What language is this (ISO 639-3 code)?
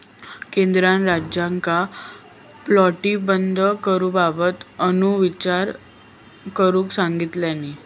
mar